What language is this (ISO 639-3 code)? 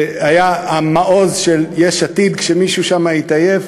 heb